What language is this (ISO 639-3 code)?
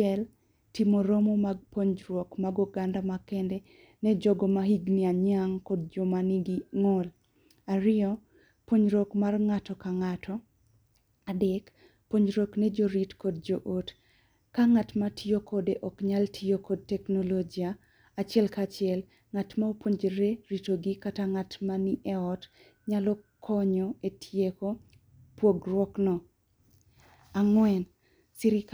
luo